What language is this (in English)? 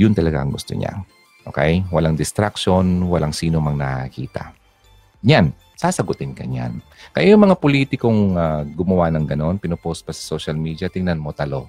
Filipino